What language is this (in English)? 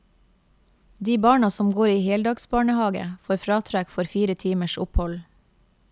Norwegian